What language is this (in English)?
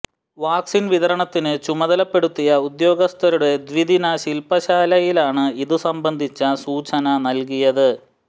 Malayalam